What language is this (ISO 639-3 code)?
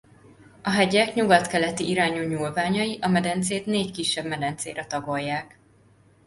hun